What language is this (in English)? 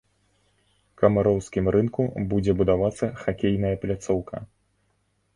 Belarusian